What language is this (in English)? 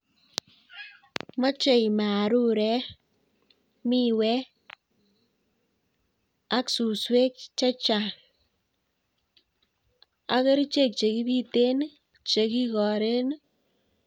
Kalenjin